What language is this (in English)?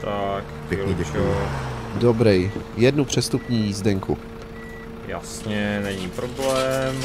Czech